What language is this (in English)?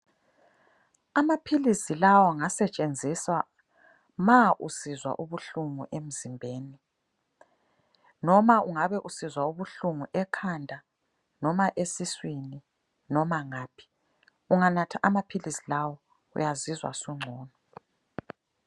North Ndebele